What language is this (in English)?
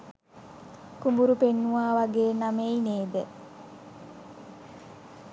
Sinhala